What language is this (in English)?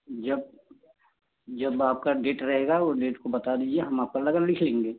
Hindi